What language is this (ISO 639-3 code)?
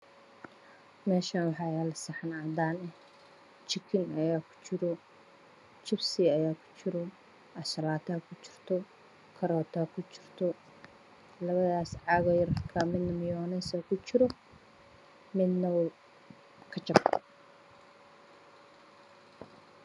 som